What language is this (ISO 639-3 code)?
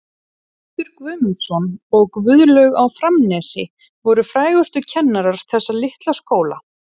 isl